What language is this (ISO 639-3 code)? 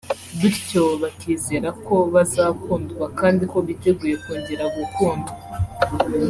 kin